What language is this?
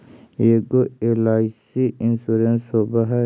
Magahi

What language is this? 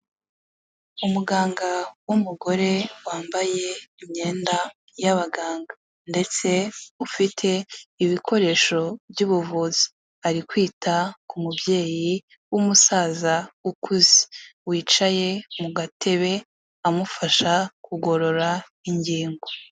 Kinyarwanda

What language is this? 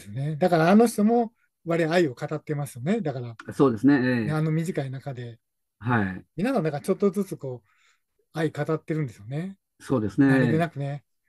Japanese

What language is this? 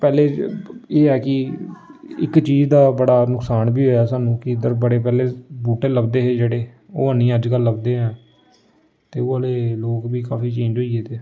Dogri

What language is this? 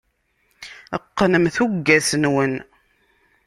Kabyle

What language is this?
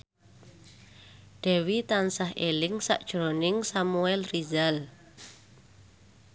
Javanese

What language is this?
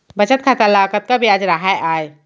Chhattisgarhi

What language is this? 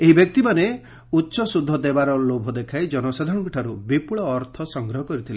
Odia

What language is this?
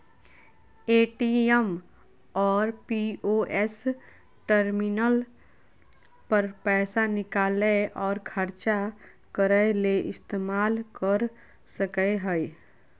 Magahi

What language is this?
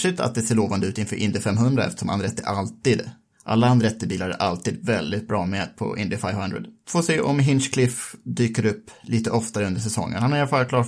Swedish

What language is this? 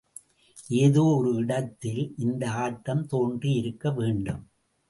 Tamil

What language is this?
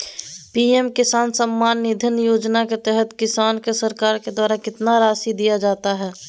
Magahi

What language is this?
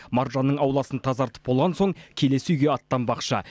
Kazakh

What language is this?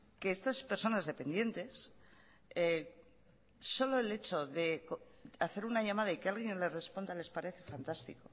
Spanish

